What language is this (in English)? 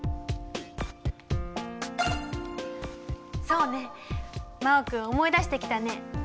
Japanese